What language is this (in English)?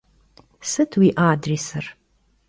Kabardian